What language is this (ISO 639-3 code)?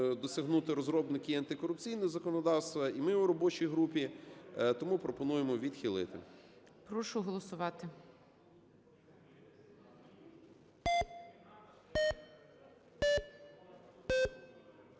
ukr